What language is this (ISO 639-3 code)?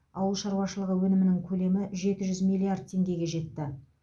kaz